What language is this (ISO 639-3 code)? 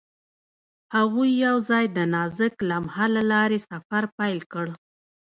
pus